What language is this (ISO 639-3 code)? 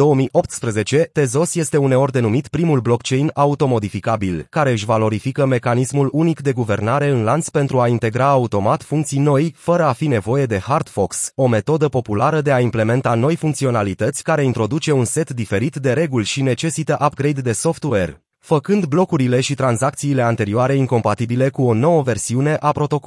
ron